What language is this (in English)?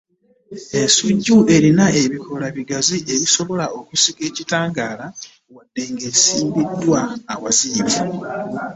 Ganda